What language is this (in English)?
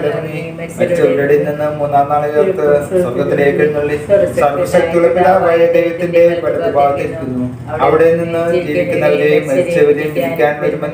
Malayalam